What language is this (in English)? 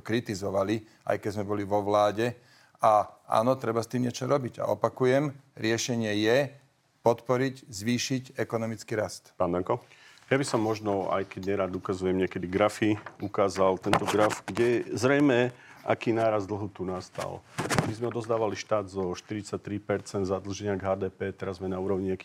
Slovak